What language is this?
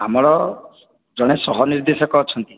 Odia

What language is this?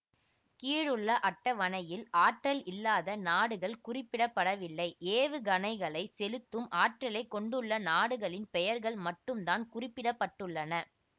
Tamil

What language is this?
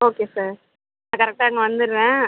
Tamil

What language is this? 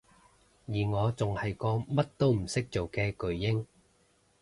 Cantonese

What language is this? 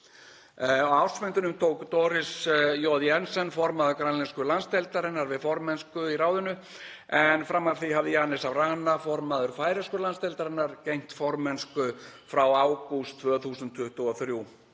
Icelandic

